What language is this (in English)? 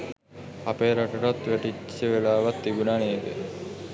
Sinhala